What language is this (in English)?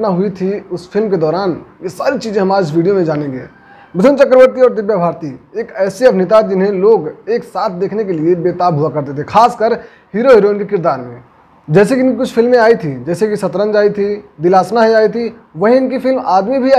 Hindi